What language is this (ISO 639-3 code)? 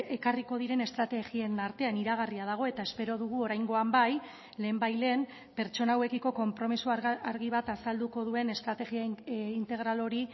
eus